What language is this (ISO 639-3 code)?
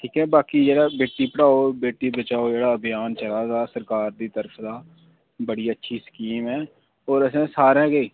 doi